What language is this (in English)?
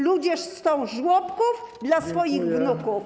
Polish